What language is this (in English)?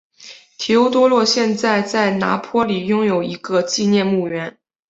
Chinese